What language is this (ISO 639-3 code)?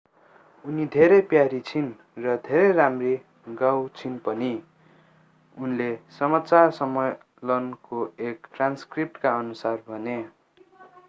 nep